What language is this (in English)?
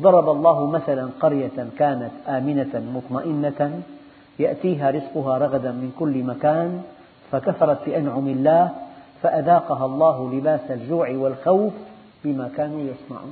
Arabic